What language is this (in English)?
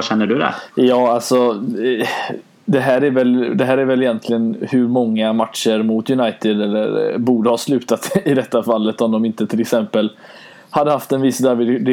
Swedish